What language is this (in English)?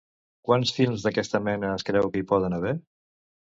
Catalan